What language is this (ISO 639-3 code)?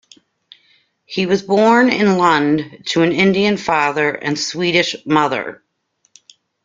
eng